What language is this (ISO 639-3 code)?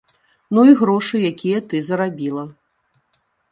bel